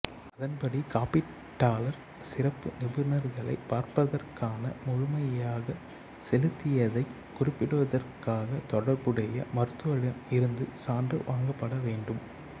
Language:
Tamil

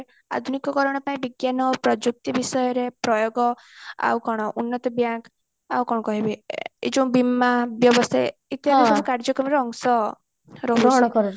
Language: Odia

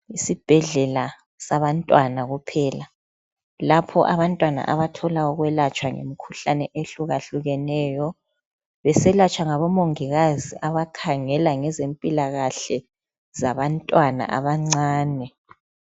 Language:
North Ndebele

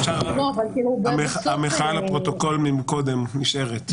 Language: Hebrew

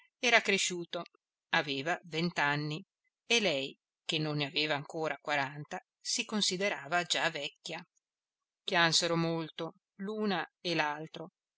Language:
Italian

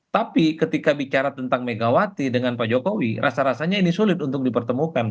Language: Indonesian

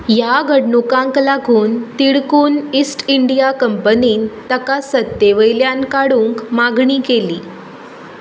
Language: Konkani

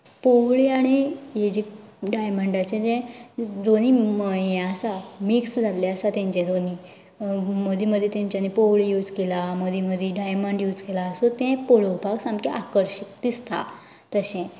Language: Konkani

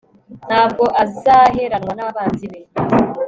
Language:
Kinyarwanda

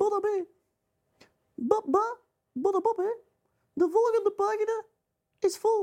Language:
Dutch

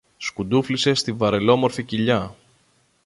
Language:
Greek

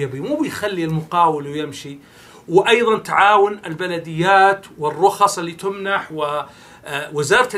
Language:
Arabic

